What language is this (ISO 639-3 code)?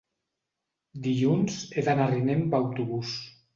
cat